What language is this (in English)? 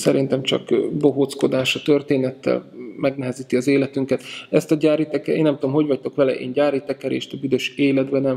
Hungarian